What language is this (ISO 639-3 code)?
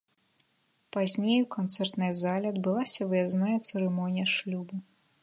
bel